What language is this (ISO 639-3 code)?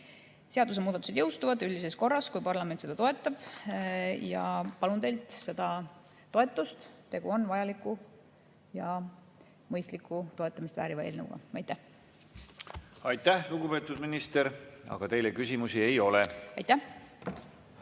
est